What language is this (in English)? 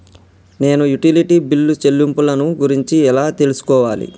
Telugu